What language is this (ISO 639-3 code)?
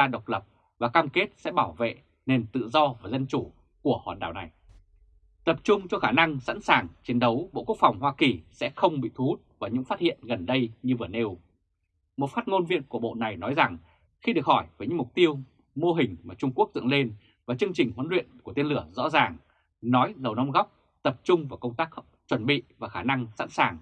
vie